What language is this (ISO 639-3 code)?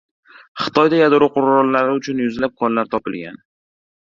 uzb